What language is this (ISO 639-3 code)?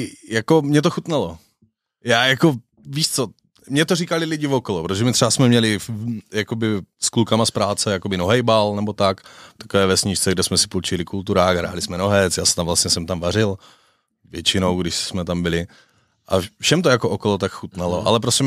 ces